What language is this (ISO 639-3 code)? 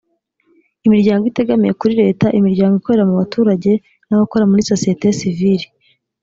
kin